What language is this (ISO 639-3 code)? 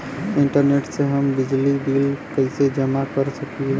bho